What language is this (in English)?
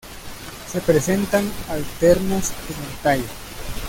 Spanish